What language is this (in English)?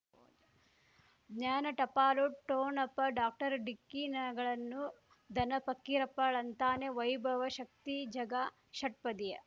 Kannada